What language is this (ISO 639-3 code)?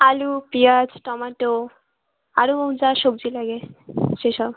ben